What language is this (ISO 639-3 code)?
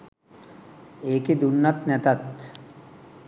sin